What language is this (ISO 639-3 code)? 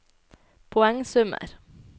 nor